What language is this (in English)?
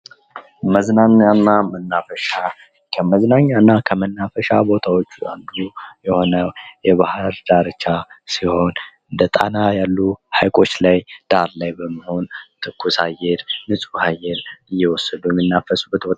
Amharic